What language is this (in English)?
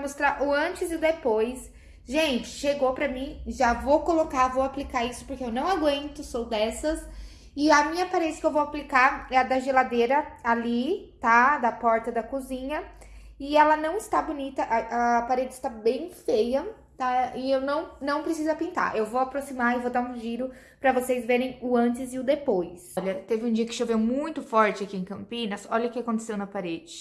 Portuguese